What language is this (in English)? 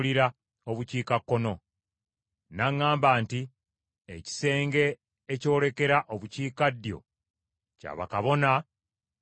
Ganda